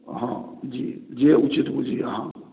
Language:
Maithili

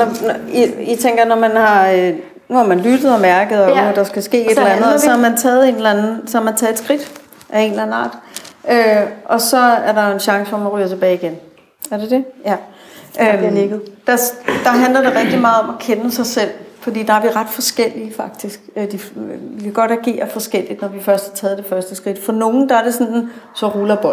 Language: Danish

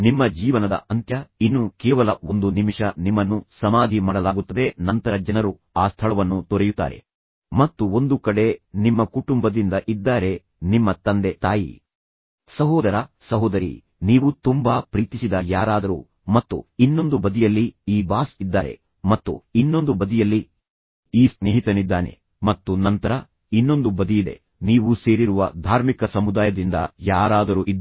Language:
Kannada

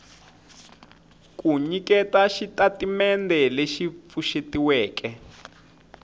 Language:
Tsonga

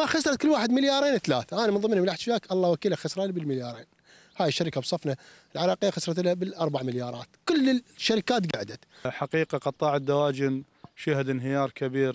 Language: Arabic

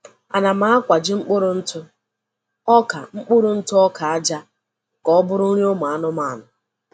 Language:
Igbo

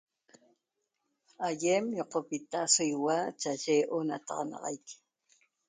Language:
Toba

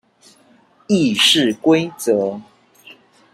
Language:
Chinese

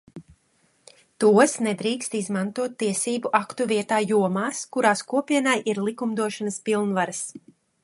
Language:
Latvian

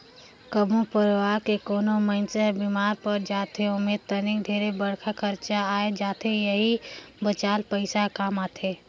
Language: Chhattisgarhi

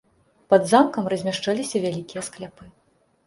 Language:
Belarusian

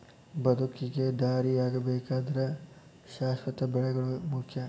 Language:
Kannada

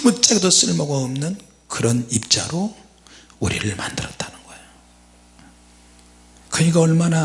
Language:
Korean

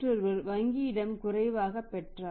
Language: Tamil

